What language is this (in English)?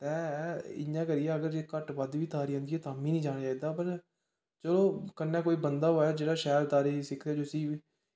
Dogri